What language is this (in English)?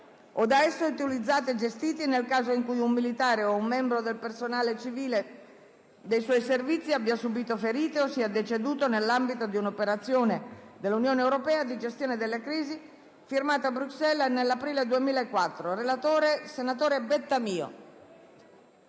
Italian